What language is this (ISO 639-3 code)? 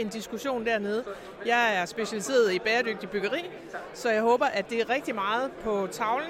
dan